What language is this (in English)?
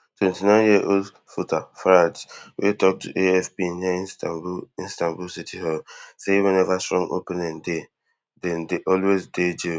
Nigerian Pidgin